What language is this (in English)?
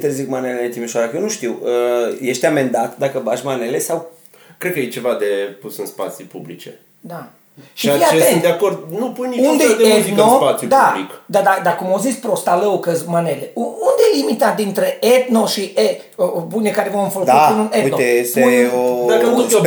Romanian